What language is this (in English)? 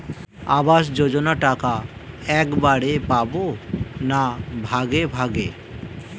Bangla